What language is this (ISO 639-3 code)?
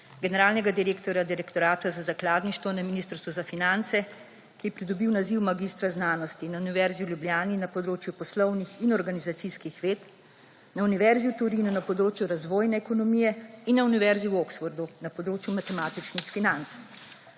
slv